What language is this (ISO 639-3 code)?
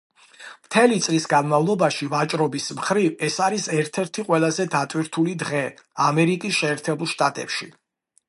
kat